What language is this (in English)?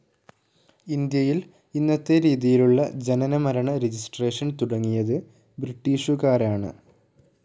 Malayalam